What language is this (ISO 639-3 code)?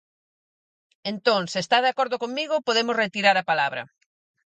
glg